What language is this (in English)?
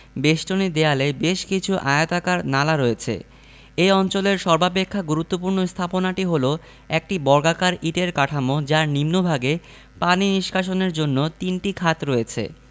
Bangla